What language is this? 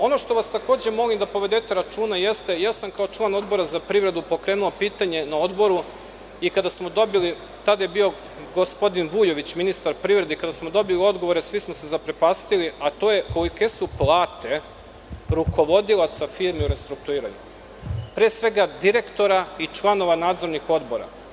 Serbian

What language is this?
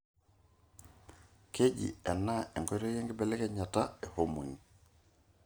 Masai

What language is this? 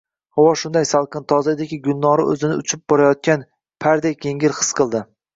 Uzbek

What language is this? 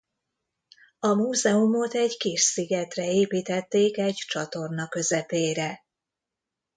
Hungarian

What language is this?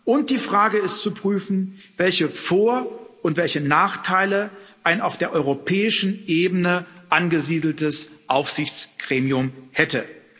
German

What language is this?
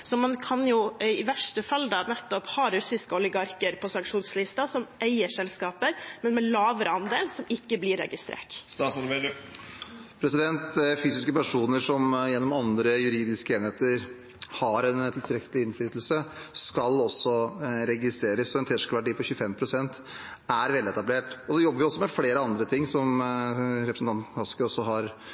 Norwegian Bokmål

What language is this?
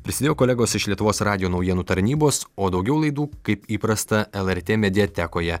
Lithuanian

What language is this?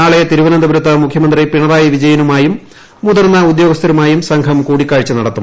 Malayalam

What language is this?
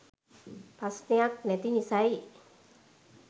Sinhala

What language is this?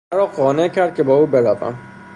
Persian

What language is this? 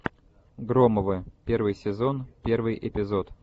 Russian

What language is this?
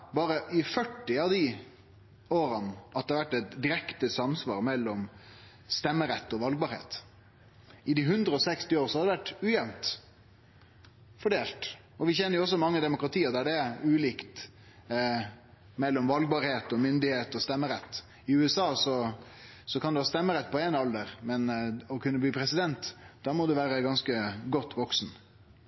Norwegian Nynorsk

